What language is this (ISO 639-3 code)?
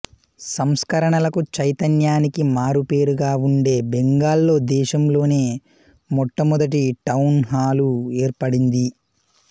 tel